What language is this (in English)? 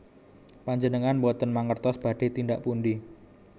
Javanese